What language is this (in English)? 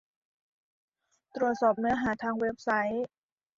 Thai